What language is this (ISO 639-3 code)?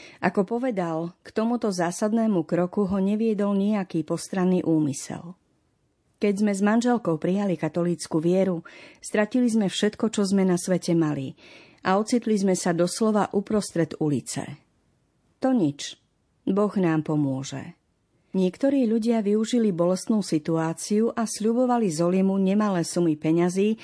slk